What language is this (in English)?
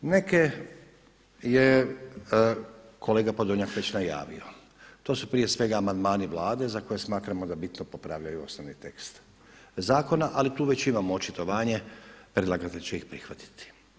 Croatian